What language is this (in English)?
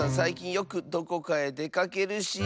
Japanese